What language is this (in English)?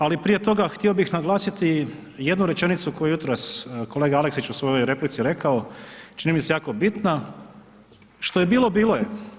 Croatian